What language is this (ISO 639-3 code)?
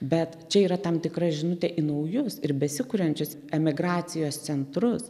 lit